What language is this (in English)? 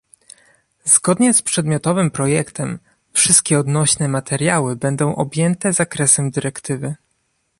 Polish